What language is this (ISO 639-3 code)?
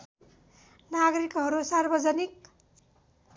nep